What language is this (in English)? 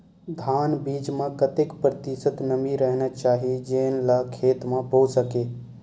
Chhattisgarhi